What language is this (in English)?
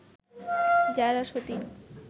Bangla